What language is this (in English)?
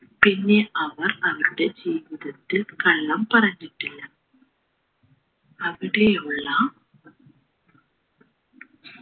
Malayalam